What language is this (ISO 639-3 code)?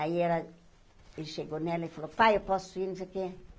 por